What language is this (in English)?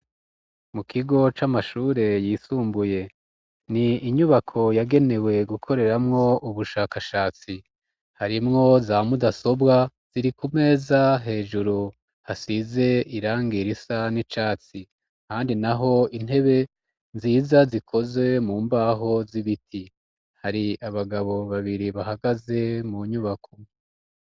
Rundi